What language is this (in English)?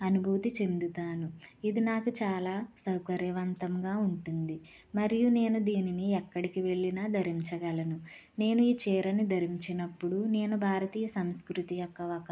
Telugu